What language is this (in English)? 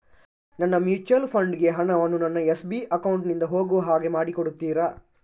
Kannada